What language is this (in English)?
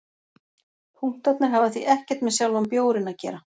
Icelandic